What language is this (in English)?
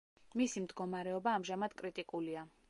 Georgian